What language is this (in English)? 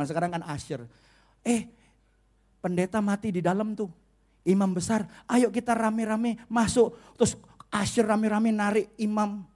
Indonesian